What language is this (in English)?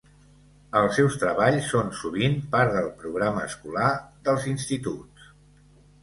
Catalan